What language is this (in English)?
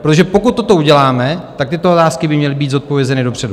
Czech